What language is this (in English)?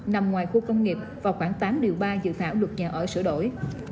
Vietnamese